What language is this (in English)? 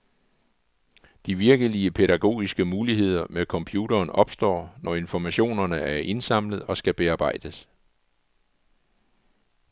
Danish